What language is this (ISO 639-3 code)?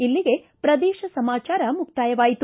kan